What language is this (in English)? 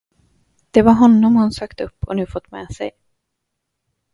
Swedish